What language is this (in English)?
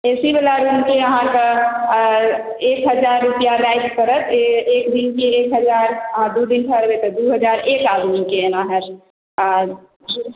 Maithili